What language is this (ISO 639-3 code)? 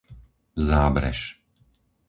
slk